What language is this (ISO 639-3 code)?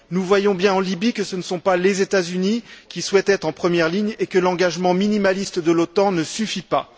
fra